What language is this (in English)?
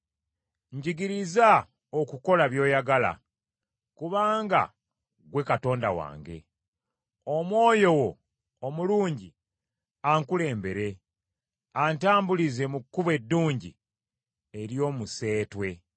Ganda